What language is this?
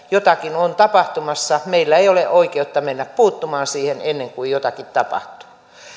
Finnish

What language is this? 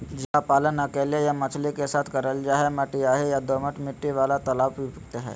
Magahi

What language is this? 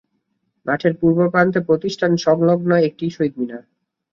Bangla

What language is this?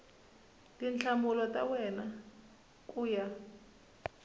Tsonga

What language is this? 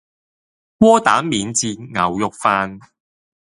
Cantonese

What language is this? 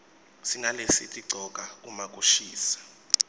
Swati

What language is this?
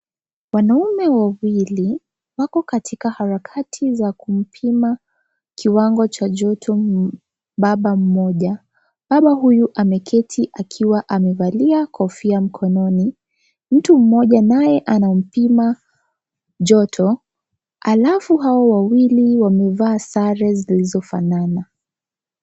Swahili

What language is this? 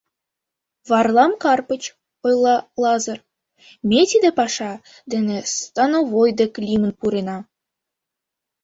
Mari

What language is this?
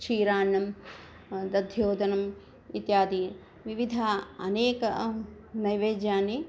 Sanskrit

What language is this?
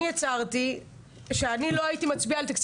Hebrew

